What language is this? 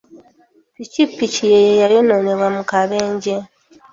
Ganda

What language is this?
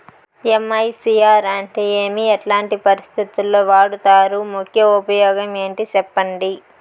Telugu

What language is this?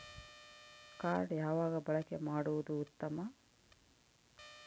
Kannada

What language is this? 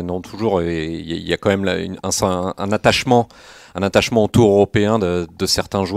French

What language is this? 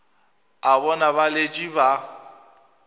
Northern Sotho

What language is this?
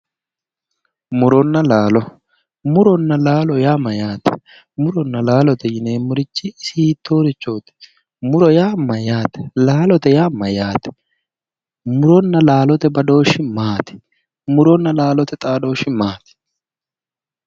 Sidamo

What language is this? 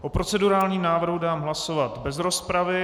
Czech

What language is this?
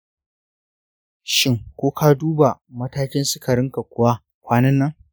Hausa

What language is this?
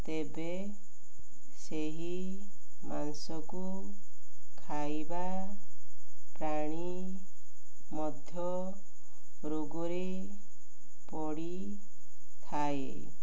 Odia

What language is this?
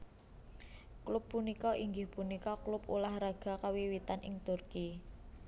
Javanese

